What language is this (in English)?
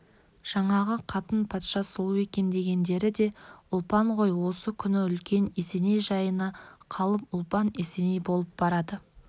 Kazakh